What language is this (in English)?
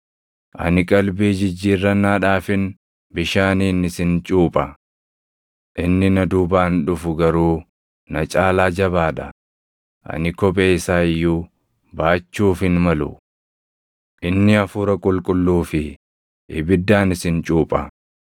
Oromo